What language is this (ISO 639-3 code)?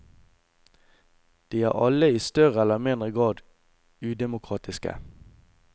nor